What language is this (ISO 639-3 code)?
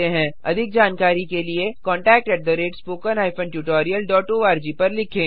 hin